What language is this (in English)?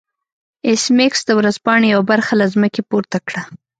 Pashto